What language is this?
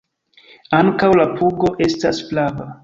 Esperanto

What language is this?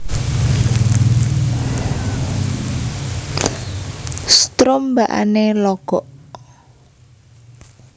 Javanese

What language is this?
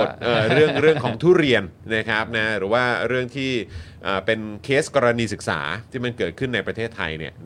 Thai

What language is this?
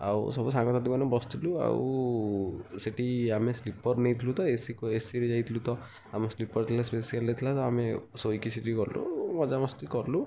Odia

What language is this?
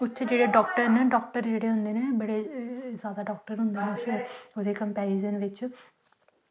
Dogri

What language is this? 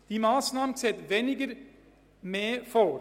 Swiss German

